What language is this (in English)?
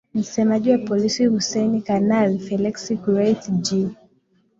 Swahili